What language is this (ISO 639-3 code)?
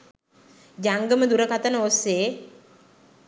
sin